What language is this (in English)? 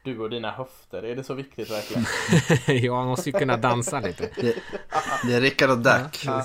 Swedish